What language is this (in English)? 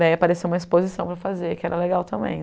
Portuguese